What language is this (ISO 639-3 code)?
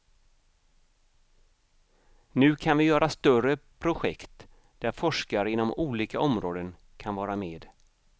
swe